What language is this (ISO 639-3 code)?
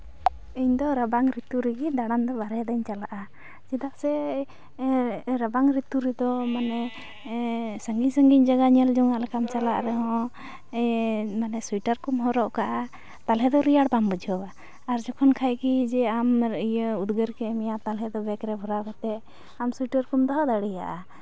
sat